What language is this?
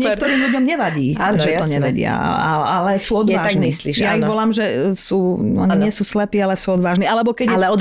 Slovak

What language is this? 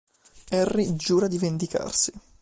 Italian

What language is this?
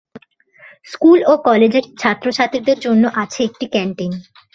Bangla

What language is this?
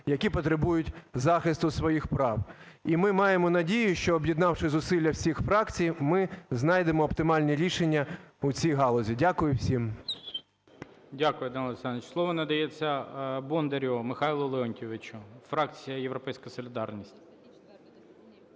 Ukrainian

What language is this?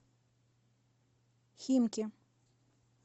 Russian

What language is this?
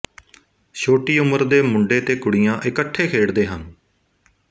Punjabi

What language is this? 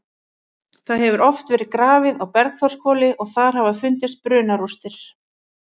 Icelandic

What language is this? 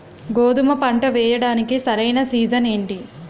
Telugu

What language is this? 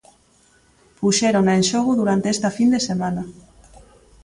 Galician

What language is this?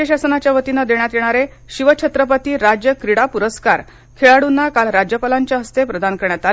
Marathi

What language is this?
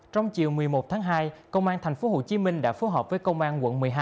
Vietnamese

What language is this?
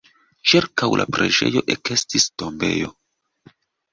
Esperanto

